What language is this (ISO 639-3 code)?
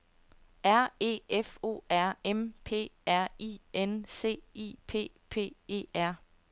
dan